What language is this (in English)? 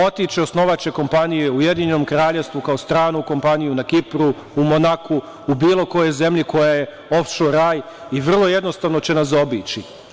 Serbian